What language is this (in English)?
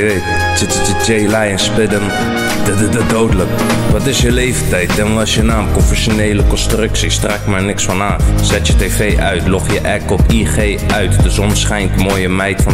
Dutch